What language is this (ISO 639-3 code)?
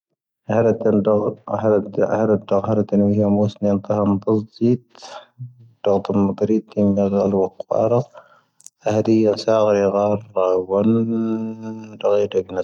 thv